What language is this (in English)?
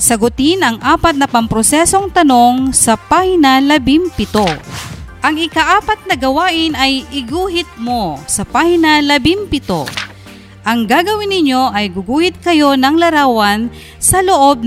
Filipino